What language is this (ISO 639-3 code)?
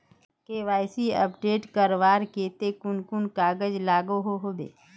mag